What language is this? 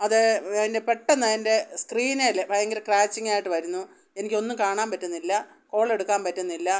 Malayalam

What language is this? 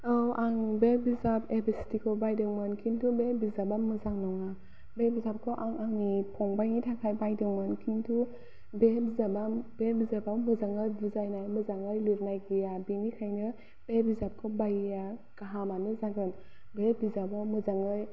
Bodo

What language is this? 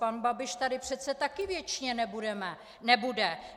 Czech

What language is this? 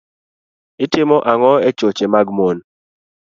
Luo (Kenya and Tanzania)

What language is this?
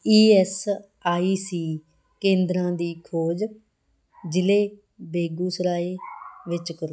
Punjabi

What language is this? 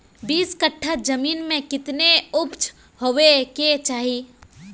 Magahi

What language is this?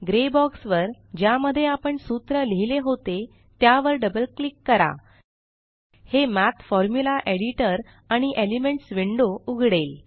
Marathi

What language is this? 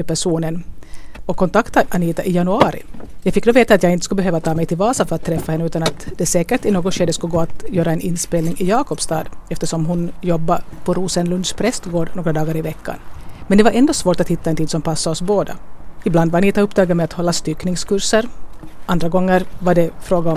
Swedish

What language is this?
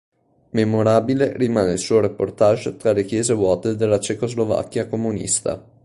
Italian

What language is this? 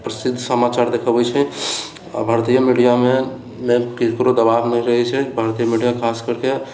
Maithili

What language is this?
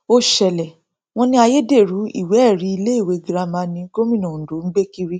Yoruba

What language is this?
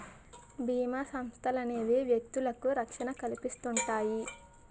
Telugu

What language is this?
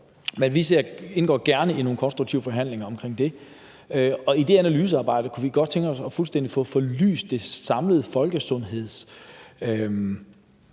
Danish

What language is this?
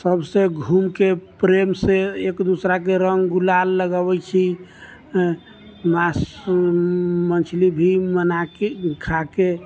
Maithili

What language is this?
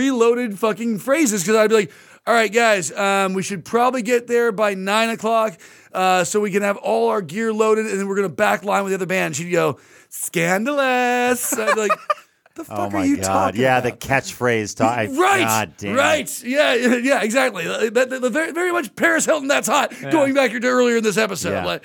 English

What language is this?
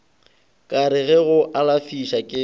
Northern Sotho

